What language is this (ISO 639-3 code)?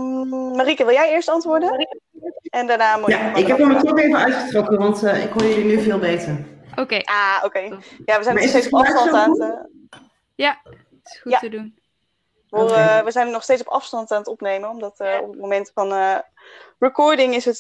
nld